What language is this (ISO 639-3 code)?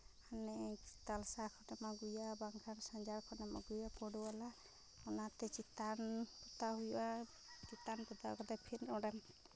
sat